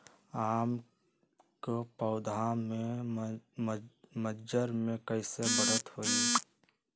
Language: Magahi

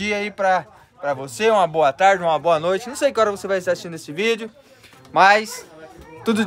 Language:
Portuguese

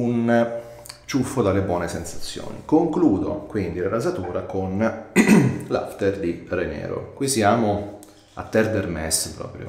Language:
Italian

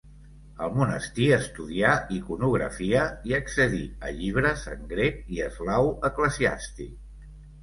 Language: Catalan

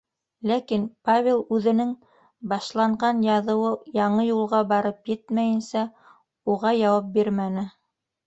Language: Bashkir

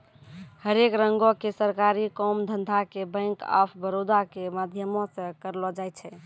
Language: Maithili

